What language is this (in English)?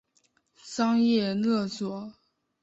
Chinese